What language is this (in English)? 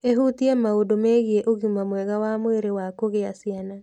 Kikuyu